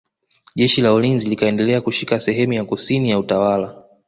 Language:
Swahili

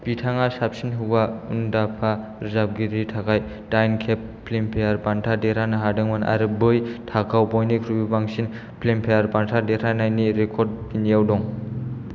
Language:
Bodo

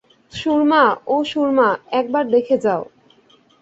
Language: Bangla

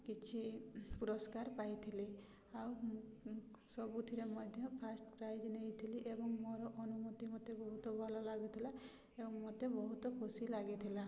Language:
Odia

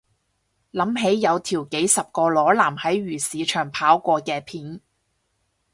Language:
Cantonese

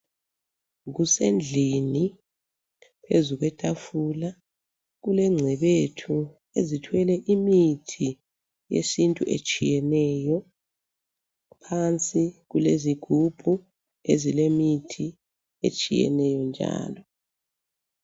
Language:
North Ndebele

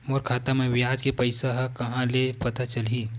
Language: Chhattisgarhi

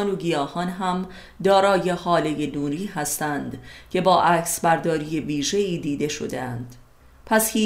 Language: Persian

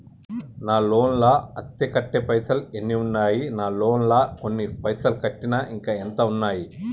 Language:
Telugu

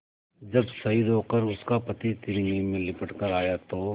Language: Hindi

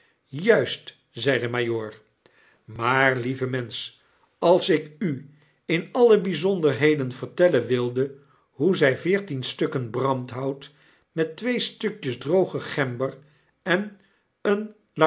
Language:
Dutch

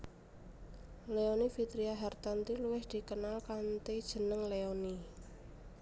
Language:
Javanese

